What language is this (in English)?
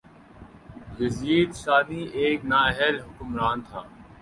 Urdu